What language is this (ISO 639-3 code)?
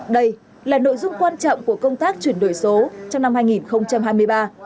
vie